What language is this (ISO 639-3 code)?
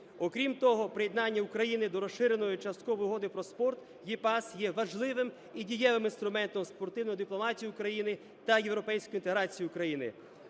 ukr